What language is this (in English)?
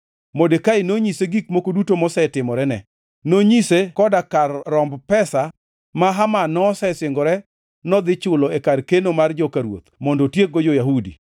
Luo (Kenya and Tanzania)